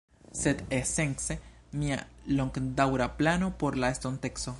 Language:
Esperanto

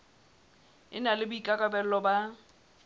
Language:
Southern Sotho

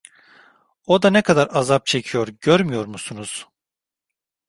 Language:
Turkish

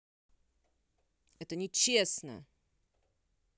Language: Russian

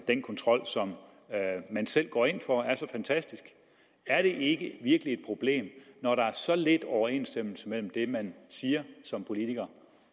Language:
Danish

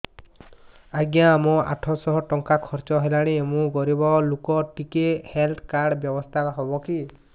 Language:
Odia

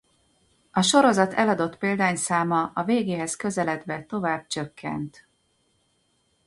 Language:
Hungarian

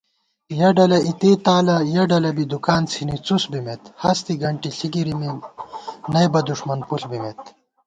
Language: Gawar-Bati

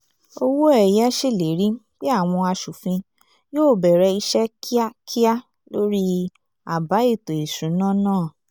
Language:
Yoruba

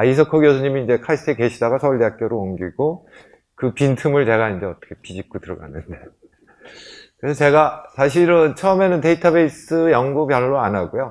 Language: Korean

